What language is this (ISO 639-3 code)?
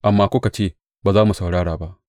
hau